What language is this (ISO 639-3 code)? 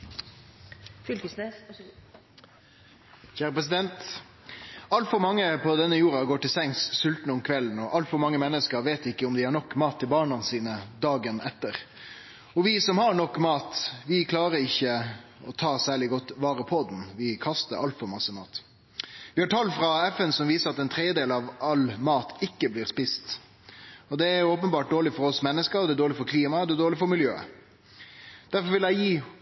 nno